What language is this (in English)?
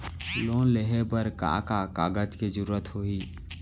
Chhattisgarhi